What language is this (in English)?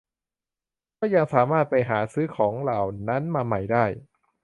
Thai